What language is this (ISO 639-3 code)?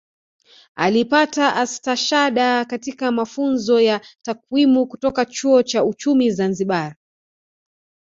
swa